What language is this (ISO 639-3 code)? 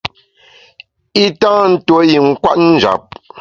bax